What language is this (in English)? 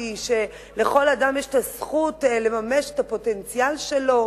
Hebrew